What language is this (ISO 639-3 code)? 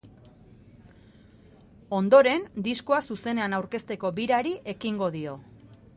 eus